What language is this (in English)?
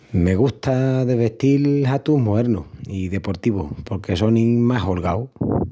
Extremaduran